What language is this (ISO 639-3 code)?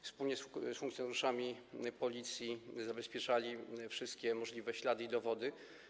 pol